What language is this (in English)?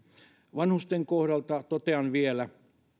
Finnish